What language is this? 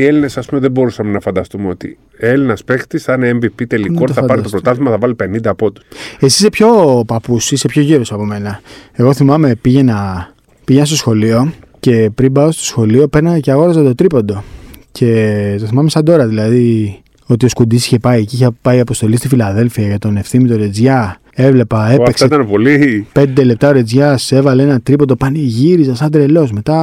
Greek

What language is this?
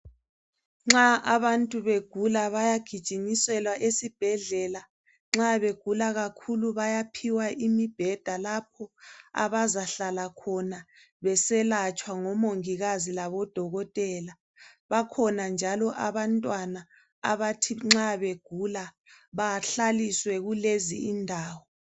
North Ndebele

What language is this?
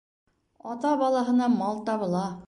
Bashkir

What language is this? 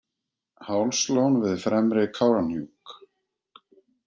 Icelandic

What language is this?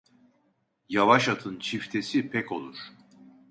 Turkish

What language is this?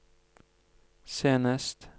Norwegian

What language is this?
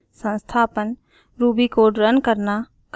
Hindi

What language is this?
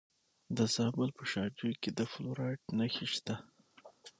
Pashto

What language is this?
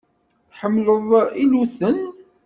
Kabyle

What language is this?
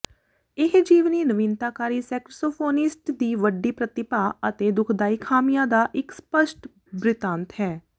Punjabi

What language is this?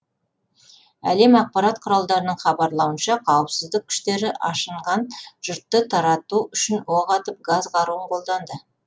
Kazakh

